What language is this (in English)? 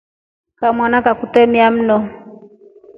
Rombo